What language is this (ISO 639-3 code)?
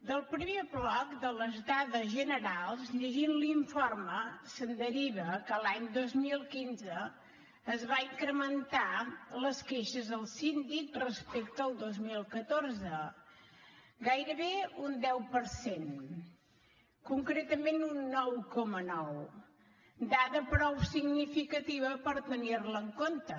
cat